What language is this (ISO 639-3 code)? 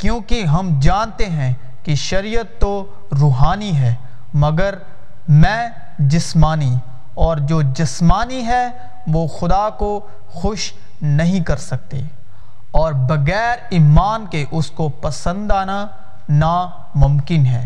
urd